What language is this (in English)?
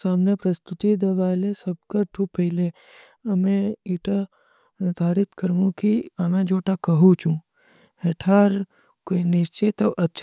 Kui (India)